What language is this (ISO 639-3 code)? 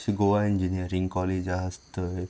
kok